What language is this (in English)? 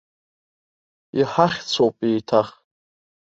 Abkhazian